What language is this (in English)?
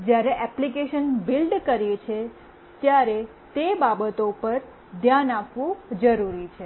Gujarati